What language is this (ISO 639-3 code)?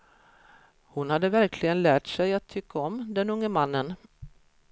swe